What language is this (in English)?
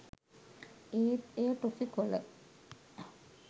Sinhala